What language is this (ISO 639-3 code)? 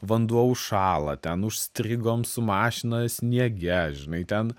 lit